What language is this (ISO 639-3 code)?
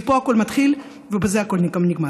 heb